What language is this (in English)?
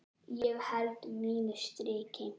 Icelandic